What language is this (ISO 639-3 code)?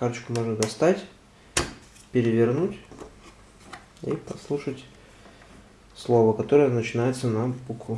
rus